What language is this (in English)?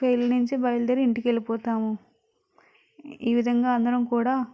Telugu